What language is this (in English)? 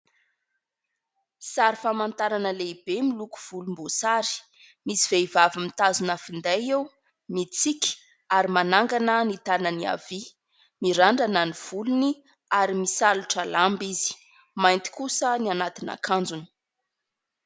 Malagasy